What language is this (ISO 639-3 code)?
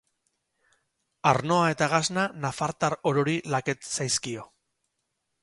eus